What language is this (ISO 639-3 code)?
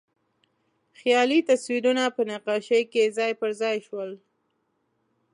pus